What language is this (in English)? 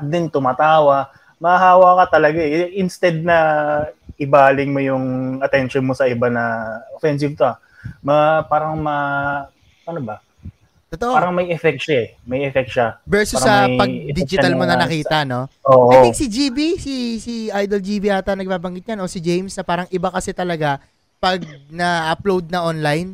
Filipino